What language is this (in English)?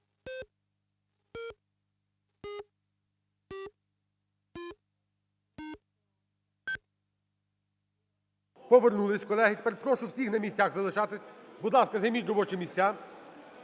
Ukrainian